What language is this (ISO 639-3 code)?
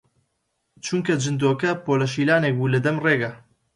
ckb